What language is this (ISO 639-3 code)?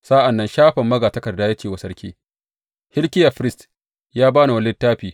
hau